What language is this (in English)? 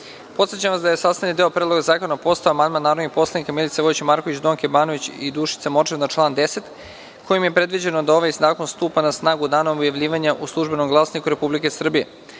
Serbian